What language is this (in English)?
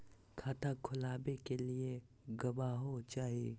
Magahi